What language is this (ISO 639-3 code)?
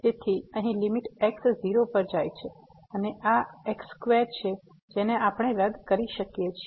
guj